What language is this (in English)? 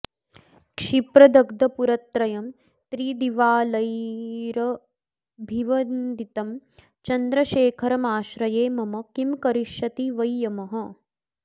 Sanskrit